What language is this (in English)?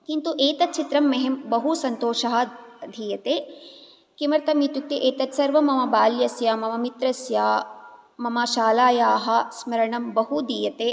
Sanskrit